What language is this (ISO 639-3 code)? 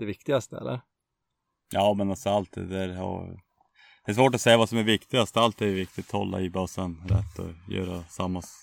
swe